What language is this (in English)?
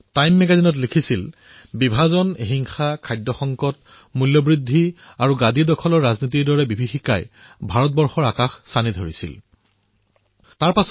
Assamese